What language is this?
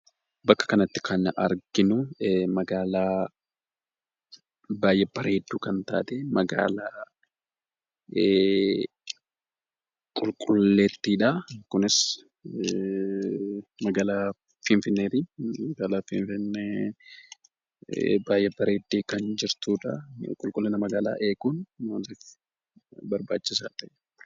Oromo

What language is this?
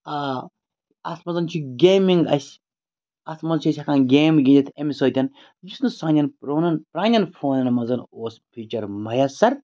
Kashmiri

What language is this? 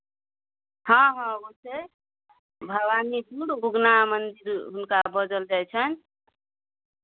Maithili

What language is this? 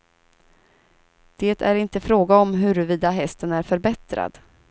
Swedish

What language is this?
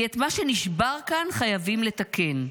Hebrew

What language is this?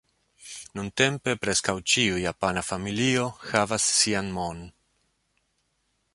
Esperanto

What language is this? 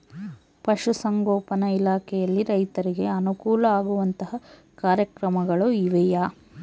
Kannada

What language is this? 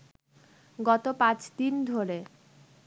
Bangla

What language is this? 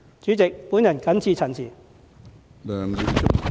Cantonese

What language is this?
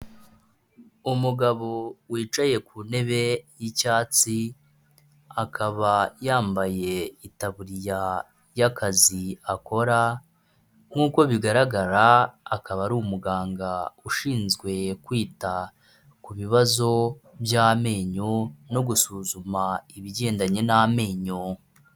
Kinyarwanda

